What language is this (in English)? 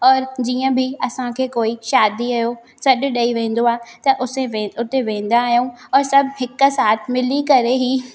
Sindhi